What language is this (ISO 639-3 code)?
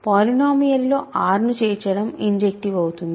tel